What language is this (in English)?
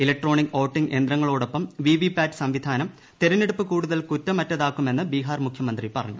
Malayalam